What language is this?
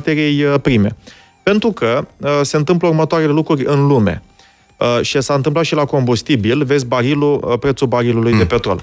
Romanian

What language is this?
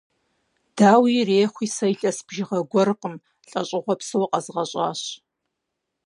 Kabardian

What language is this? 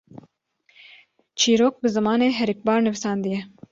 Kurdish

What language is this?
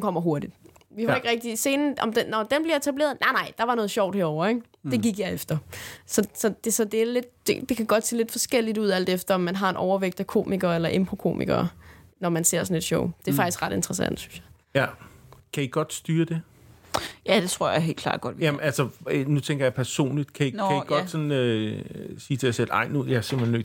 Danish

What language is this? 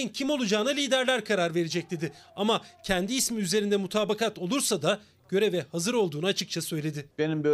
Turkish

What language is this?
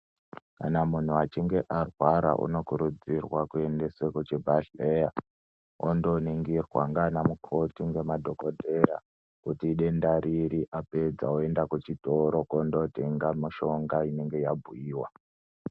Ndau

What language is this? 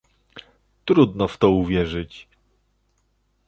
Polish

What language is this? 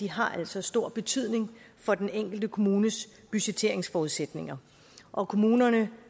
Danish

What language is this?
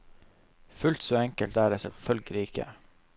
Norwegian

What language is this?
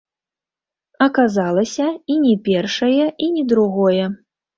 Belarusian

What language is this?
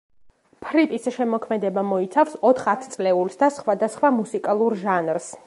Georgian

